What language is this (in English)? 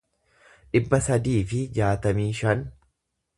Oromo